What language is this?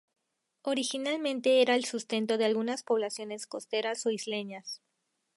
Spanish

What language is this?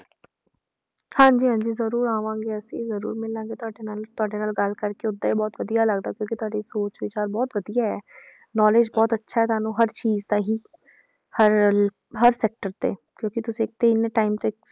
Punjabi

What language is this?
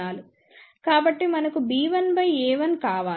Telugu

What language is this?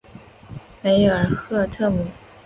Chinese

